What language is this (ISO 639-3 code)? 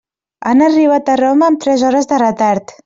cat